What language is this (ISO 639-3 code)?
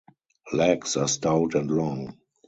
eng